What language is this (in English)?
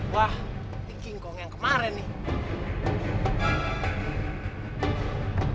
Indonesian